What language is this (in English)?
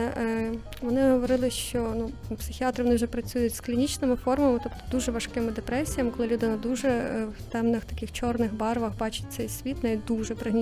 Ukrainian